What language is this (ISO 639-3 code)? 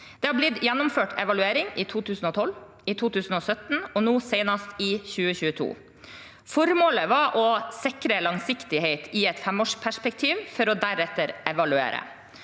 nor